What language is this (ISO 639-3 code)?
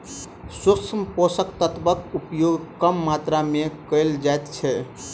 mai